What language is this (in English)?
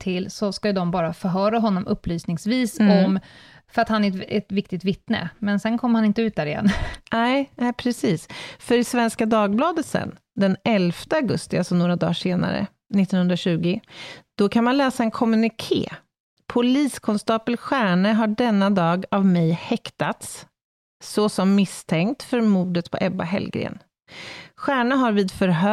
Swedish